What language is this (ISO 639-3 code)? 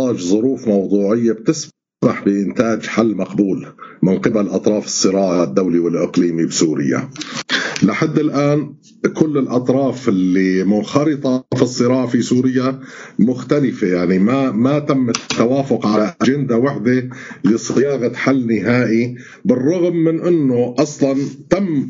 ara